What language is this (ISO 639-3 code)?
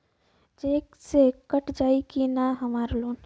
bho